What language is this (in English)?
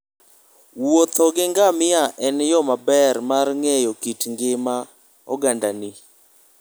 Luo (Kenya and Tanzania)